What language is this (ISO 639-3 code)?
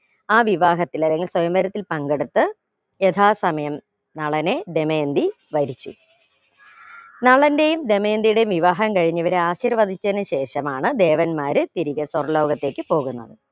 mal